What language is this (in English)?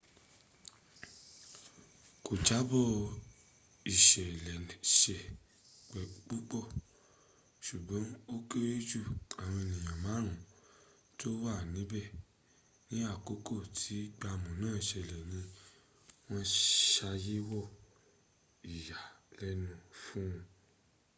Yoruba